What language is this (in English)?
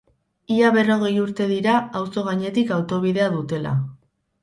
Basque